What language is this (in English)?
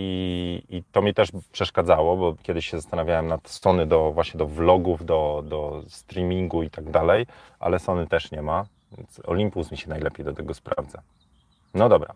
Polish